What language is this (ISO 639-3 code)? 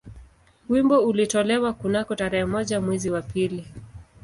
swa